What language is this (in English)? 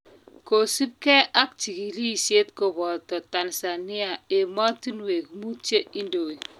Kalenjin